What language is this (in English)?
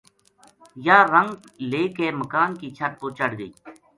Gujari